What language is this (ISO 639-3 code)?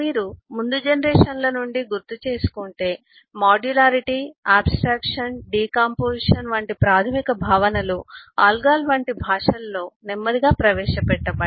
tel